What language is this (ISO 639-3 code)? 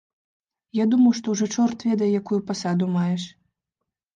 bel